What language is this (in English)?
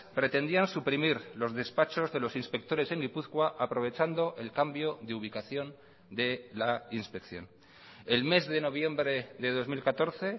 Spanish